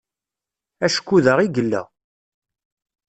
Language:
Kabyle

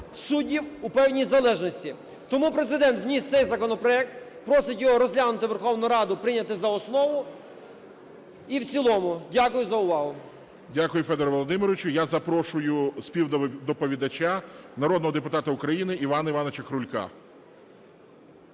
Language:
Ukrainian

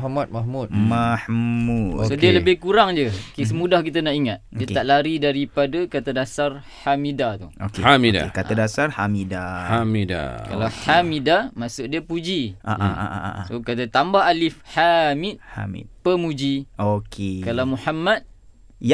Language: Malay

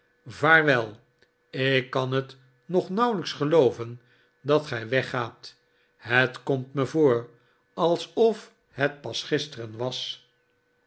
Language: Dutch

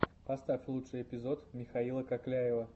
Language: Russian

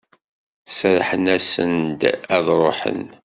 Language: Kabyle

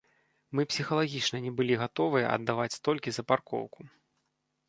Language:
Belarusian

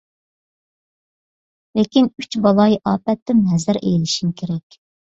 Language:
Uyghur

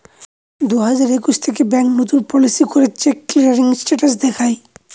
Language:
Bangla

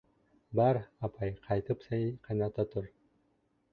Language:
Bashkir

